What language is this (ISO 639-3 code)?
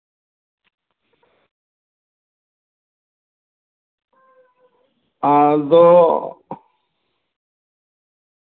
sat